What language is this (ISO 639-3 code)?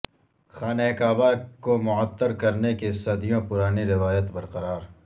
urd